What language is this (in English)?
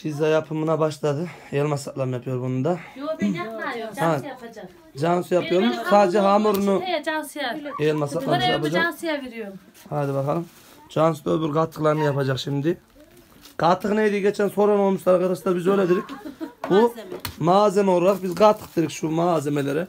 Turkish